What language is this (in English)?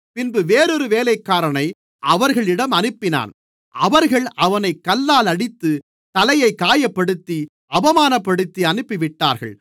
Tamil